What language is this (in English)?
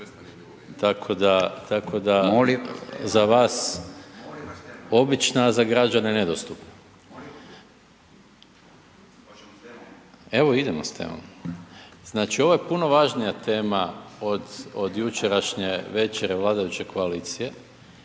Croatian